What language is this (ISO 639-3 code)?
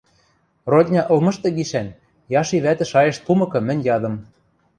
mrj